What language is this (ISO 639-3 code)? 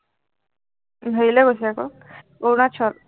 asm